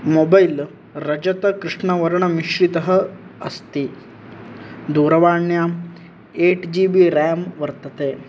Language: Sanskrit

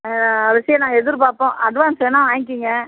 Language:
Tamil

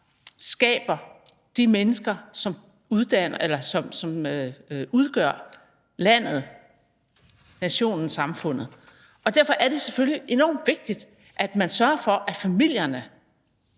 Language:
Danish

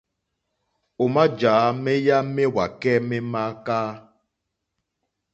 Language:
Mokpwe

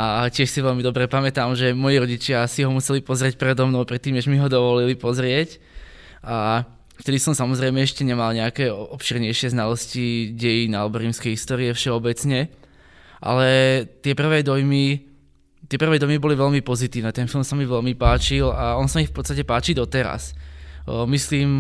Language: Czech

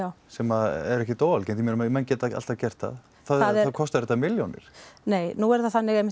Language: Icelandic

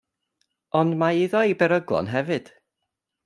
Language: Welsh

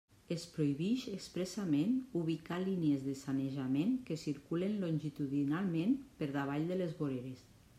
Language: Catalan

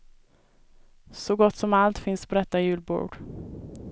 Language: Swedish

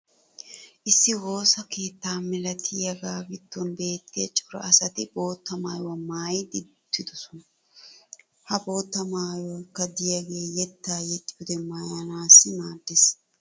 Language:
Wolaytta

